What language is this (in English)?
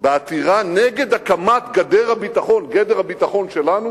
Hebrew